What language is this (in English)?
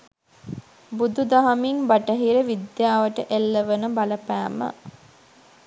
Sinhala